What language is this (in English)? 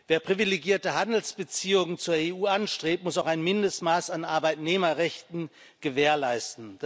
German